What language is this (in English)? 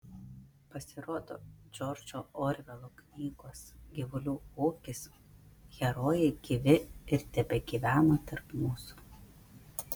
Lithuanian